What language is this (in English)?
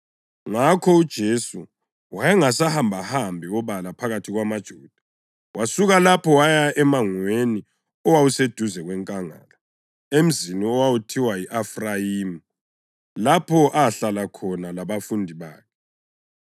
North Ndebele